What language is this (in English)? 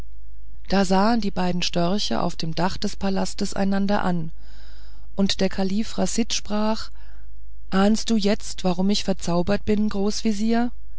German